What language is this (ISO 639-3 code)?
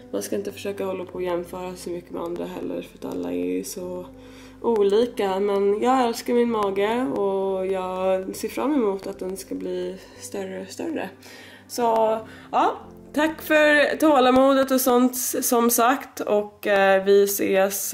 swe